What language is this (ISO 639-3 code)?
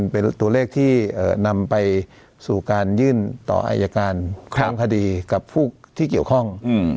tha